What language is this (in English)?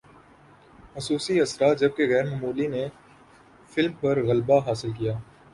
Urdu